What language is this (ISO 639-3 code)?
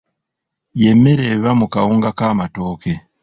lug